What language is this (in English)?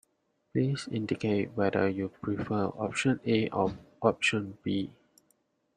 English